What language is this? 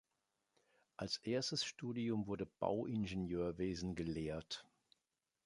German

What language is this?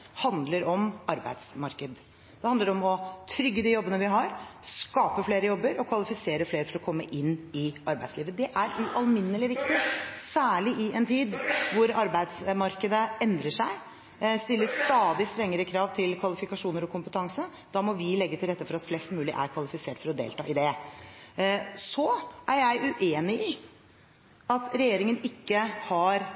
Norwegian Bokmål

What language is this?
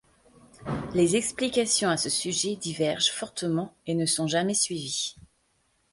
French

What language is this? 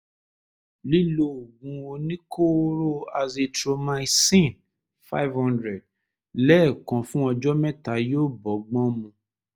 Yoruba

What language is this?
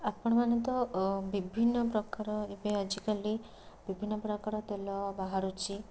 Odia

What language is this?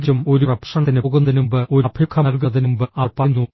Malayalam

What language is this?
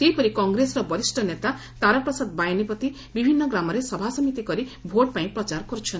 Odia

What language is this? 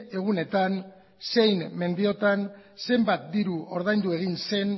Basque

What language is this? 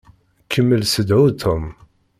Kabyle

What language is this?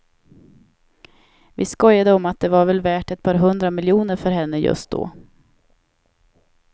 Swedish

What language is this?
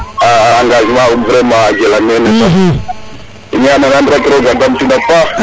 Serer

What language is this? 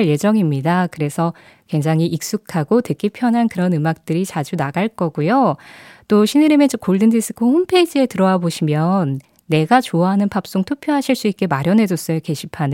Korean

